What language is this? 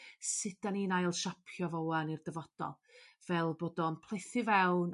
Welsh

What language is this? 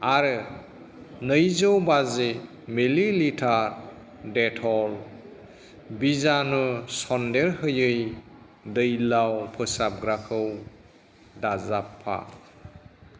Bodo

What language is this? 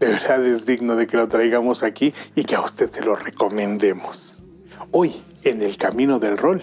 Spanish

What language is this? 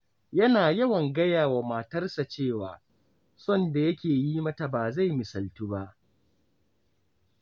Hausa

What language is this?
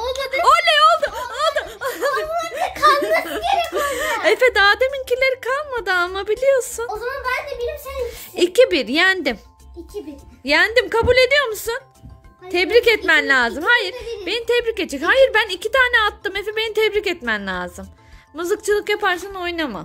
Turkish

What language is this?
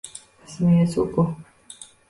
Uzbek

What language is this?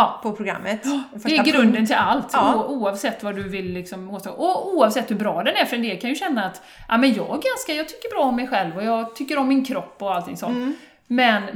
Swedish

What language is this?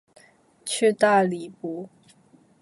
Chinese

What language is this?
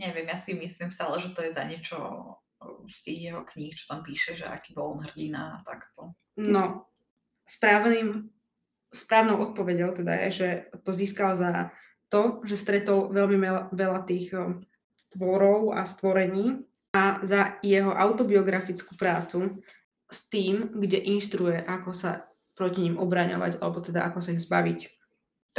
Slovak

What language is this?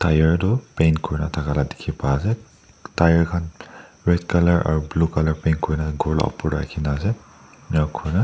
Naga Pidgin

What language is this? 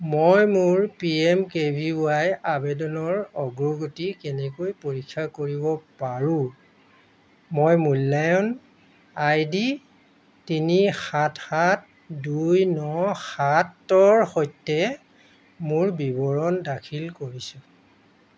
Assamese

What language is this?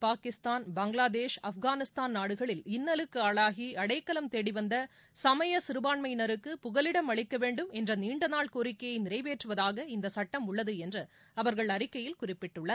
Tamil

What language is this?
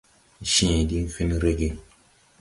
Tupuri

